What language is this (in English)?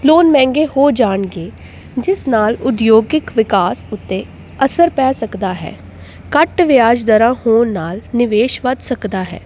Punjabi